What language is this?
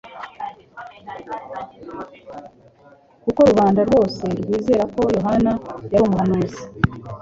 Kinyarwanda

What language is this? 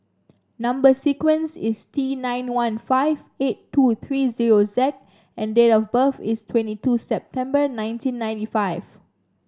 English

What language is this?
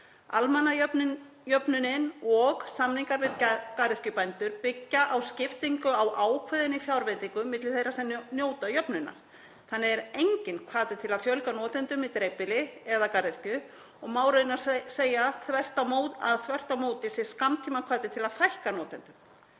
Icelandic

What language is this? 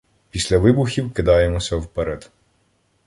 Ukrainian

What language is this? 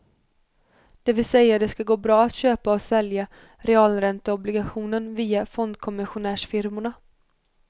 Swedish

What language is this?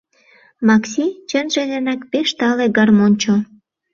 Mari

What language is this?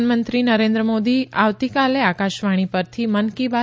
Gujarati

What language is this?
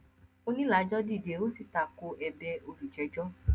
Yoruba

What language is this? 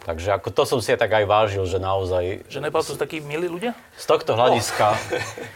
Slovak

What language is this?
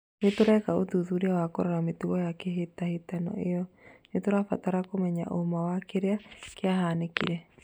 Kikuyu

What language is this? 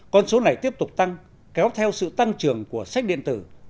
Vietnamese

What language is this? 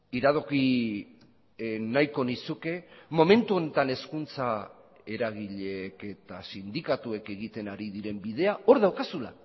Basque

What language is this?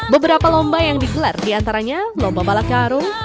Indonesian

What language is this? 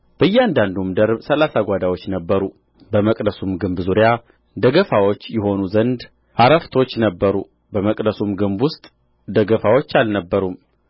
Amharic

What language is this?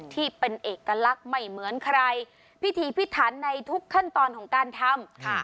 Thai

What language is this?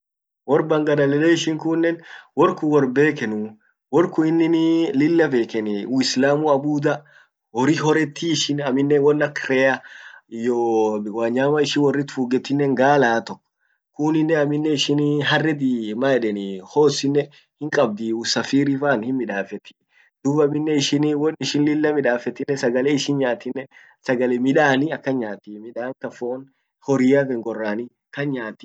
Orma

